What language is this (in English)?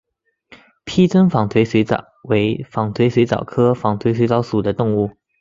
Chinese